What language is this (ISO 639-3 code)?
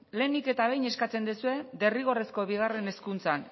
eus